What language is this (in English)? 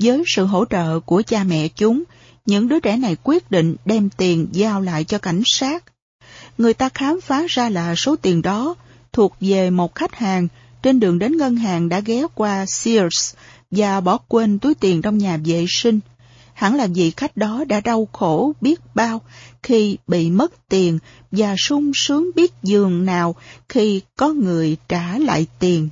Vietnamese